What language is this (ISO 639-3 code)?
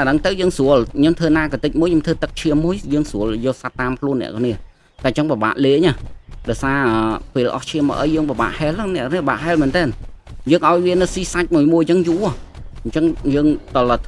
vie